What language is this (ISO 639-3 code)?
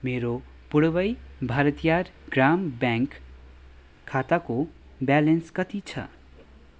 nep